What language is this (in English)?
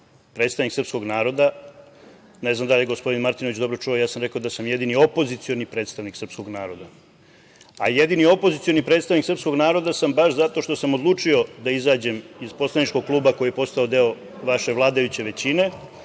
Serbian